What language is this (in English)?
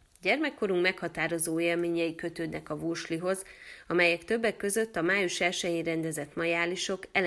Hungarian